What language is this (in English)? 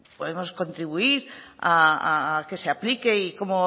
Spanish